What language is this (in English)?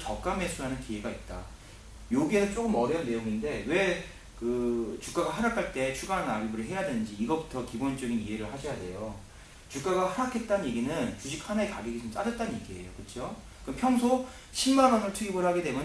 Korean